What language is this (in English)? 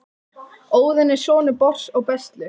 Icelandic